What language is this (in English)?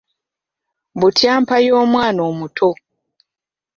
Ganda